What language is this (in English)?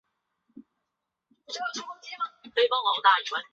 Chinese